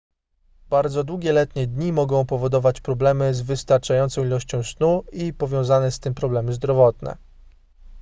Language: Polish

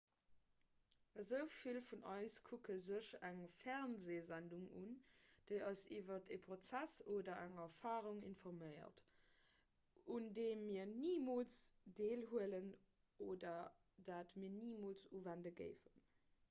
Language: Luxembourgish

